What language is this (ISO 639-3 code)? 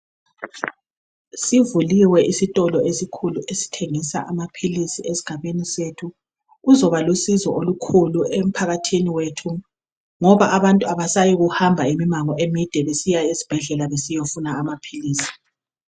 nde